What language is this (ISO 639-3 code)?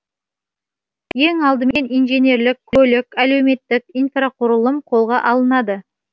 kaz